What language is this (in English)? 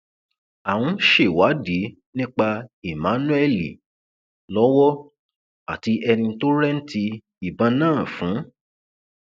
Yoruba